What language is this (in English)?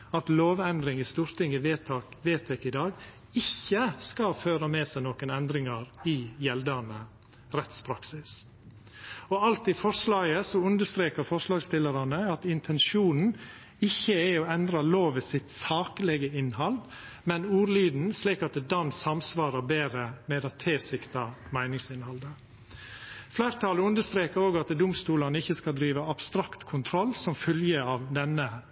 Norwegian Nynorsk